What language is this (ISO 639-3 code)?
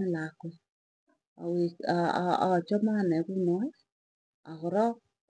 tuy